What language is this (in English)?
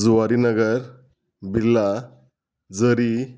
Konkani